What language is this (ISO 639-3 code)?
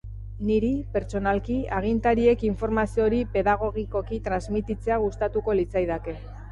eus